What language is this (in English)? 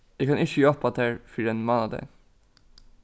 Faroese